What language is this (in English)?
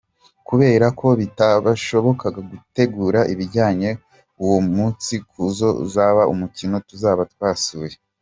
Kinyarwanda